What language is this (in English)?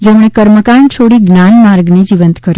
Gujarati